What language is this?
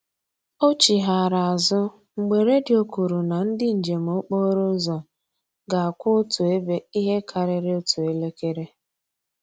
Igbo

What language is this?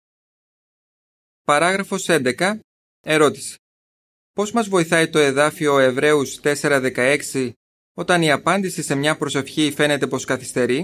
Greek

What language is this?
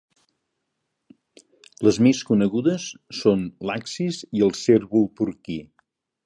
Catalan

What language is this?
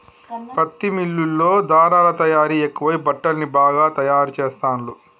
Telugu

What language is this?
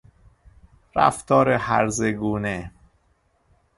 Persian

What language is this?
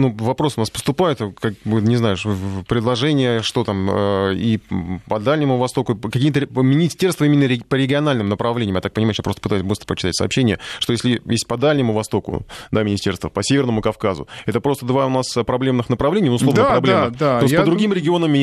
Russian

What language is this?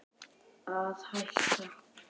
Icelandic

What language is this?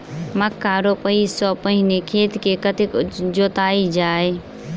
Maithili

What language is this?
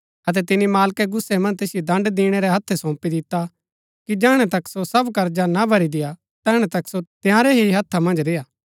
Gaddi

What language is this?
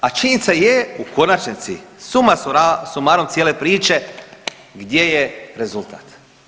Croatian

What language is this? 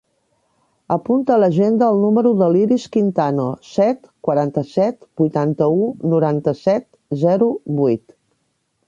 Catalan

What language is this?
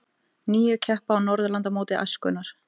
Icelandic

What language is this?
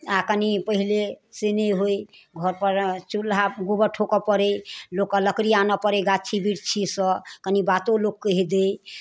Maithili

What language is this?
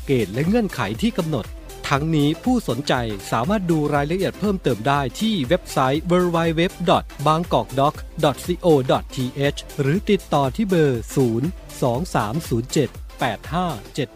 Thai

